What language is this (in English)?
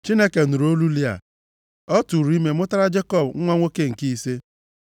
Igbo